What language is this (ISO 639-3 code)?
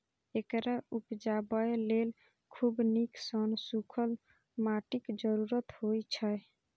mai